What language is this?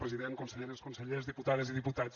Catalan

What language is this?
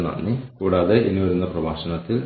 Malayalam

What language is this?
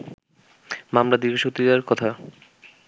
Bangla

